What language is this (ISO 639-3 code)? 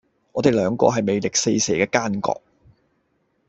yue